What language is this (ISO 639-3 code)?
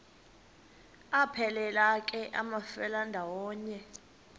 xho